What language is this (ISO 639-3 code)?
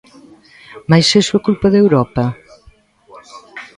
glg